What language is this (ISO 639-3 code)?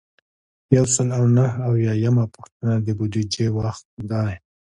pus